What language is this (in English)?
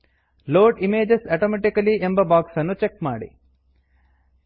Kannada